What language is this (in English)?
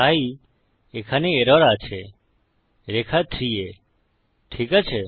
Bangla